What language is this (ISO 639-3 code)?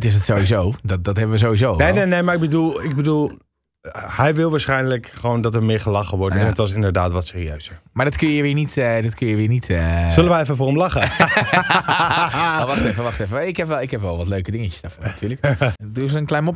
nld